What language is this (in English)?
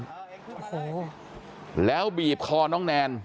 Thai